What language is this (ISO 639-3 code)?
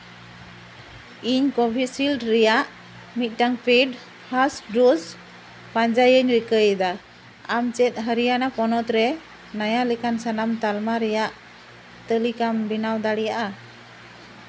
sat